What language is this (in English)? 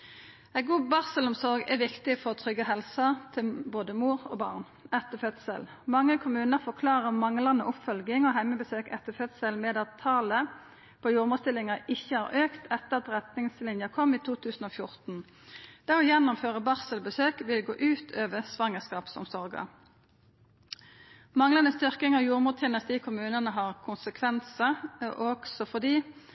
Norwegian Nynorsk